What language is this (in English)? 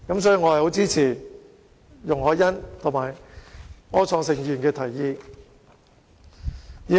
Cantonese